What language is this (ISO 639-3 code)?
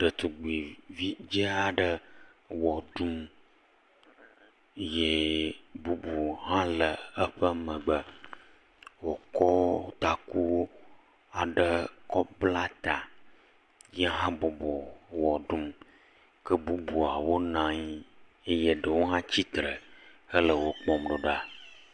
ewe